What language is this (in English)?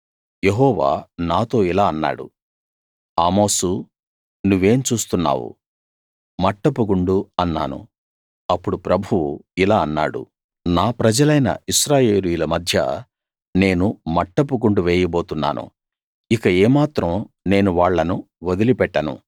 Telugu